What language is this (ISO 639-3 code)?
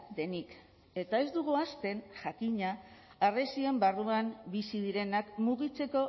eus